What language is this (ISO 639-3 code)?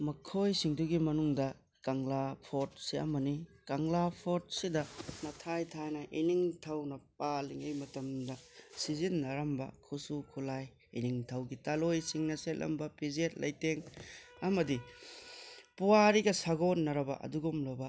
mni